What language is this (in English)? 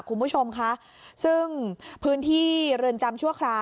Thai